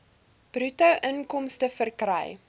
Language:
Afrikaans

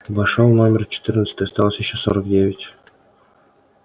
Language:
Russian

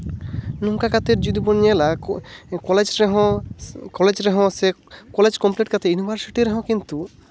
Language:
Santali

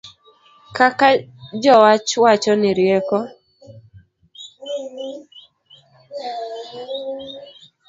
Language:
Luo (Kenya and Tanzania)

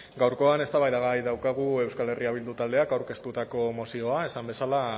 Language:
Basque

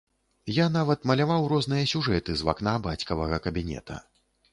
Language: Belarusian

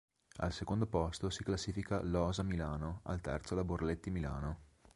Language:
Italian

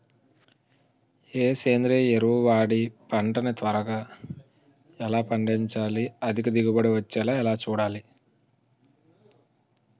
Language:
Telugu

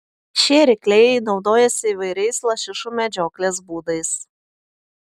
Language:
Lithuanian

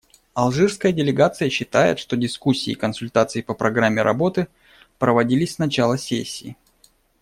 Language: Russian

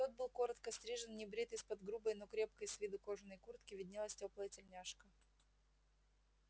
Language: Russian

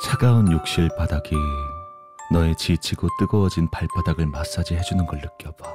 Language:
Korean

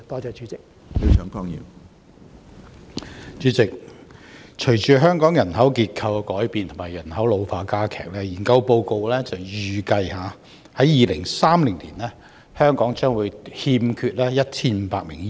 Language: Cantonese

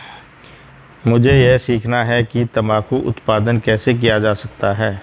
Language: Hindi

